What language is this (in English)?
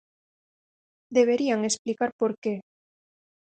Galician